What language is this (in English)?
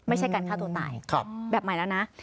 Thai